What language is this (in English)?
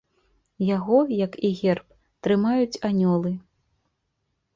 Belarusian